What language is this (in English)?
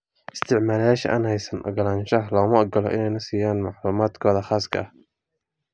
Somali